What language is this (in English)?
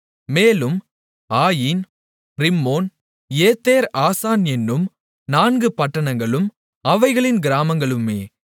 Tamil